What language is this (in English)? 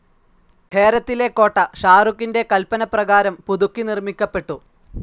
Malayalam